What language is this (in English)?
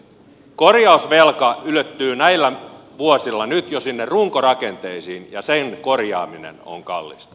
Finnish